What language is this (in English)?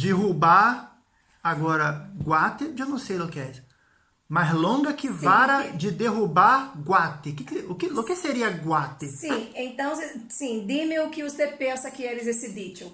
Portuguese